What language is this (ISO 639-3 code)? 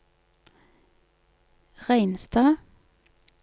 nor